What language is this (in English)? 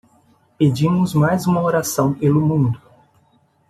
Portuguese